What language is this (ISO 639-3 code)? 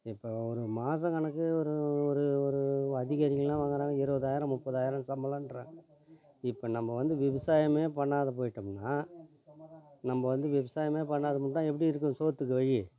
tam